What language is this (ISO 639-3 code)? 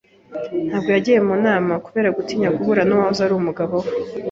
kin